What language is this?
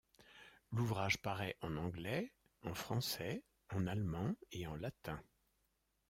French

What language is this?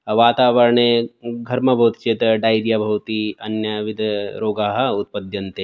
Sanskrit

